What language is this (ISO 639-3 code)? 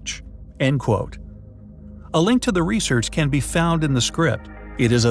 eng